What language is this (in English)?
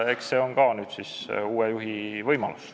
Estonian